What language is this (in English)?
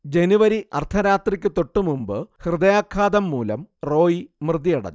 Malayalam